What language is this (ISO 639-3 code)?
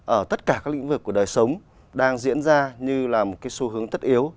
vie